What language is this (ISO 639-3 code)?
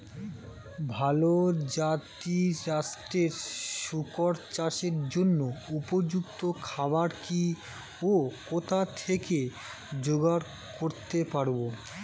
ben